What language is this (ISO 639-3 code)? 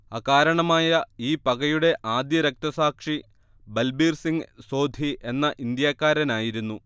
mal